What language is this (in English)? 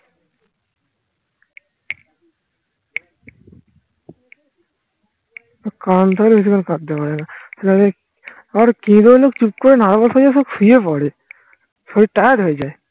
Bangla